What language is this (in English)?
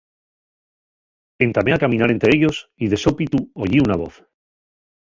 Asturian